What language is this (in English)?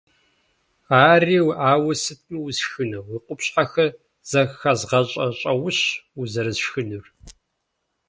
Kabardian